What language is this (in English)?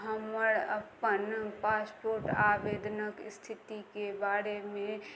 Maithili